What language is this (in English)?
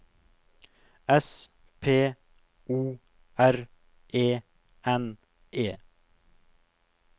Norwegian